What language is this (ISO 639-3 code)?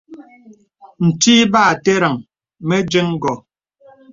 beb